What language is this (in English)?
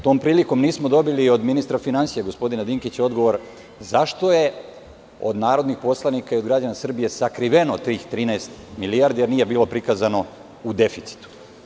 Serbian